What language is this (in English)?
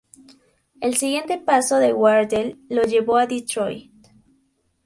Spanish